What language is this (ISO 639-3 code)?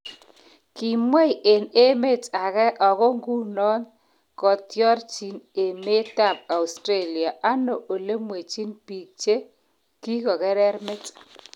kln